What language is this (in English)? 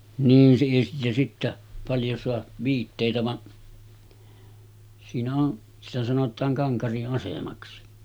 Finnish